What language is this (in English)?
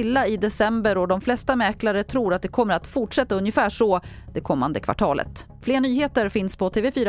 Swedish